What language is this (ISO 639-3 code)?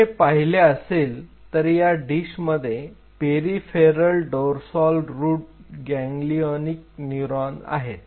mar